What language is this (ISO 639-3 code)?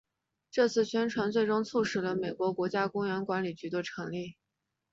zho